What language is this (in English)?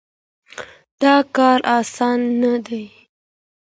Pashto